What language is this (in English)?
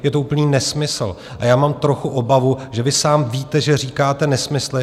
Czech